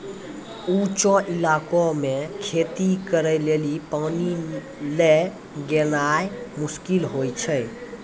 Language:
Maithili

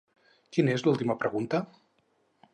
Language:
Catalan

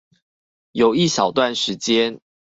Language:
Chinese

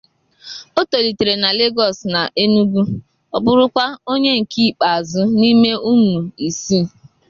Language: Igbo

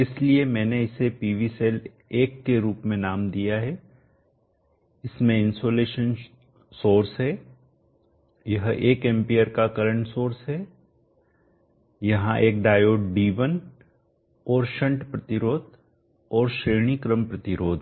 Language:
Hindi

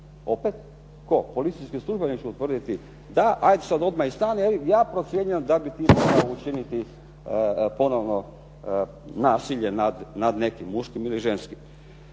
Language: Croatian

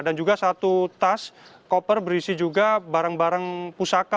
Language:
Indonesian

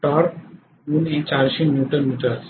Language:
Marathi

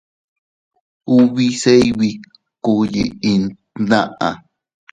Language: Teutila Cuicatec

